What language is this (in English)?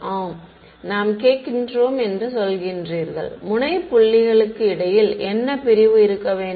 Tamil